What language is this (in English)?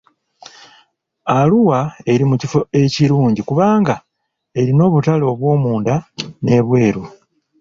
Ganda